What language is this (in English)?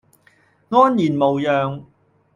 Cantonese